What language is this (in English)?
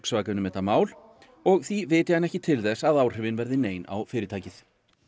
Icelandic